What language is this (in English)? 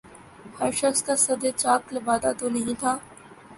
Urdu